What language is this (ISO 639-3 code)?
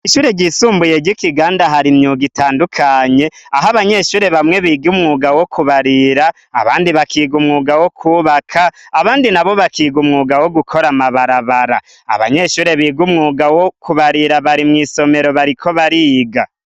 run